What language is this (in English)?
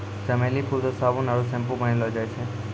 Maithili